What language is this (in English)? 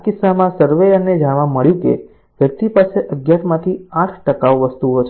Gujarati